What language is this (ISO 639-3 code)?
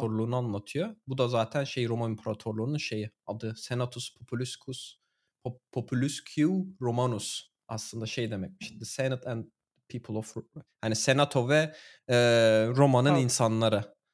tur